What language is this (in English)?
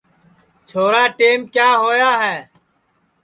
Sansi